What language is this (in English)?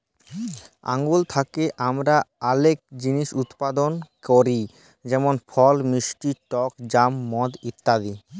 Bangla